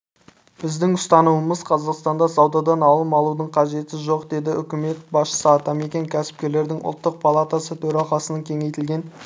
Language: Kazakh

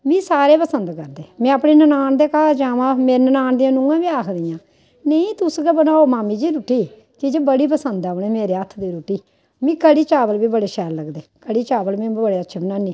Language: Dogri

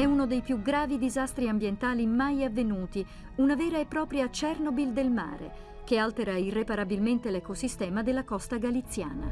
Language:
Italian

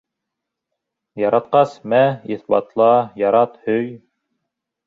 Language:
Bashkir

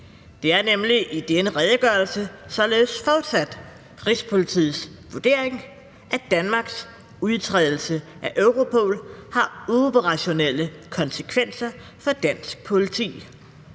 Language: Danish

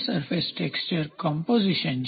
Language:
Gujarati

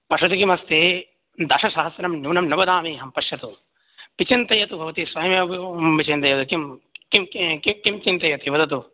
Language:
Sanskrit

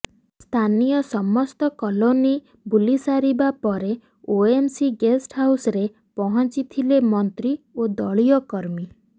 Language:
Odia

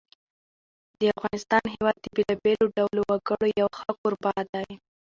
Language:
Pashto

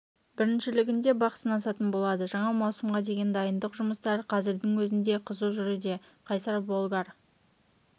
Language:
Kazakh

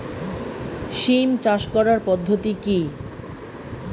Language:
Bangla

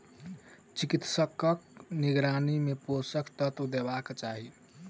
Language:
Maithili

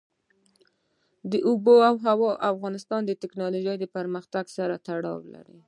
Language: Pashto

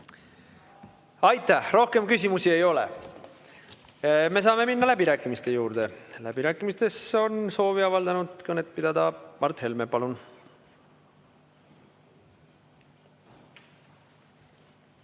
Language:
Estonian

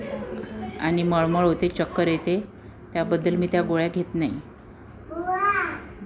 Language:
Marathi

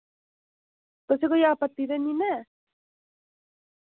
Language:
Dogri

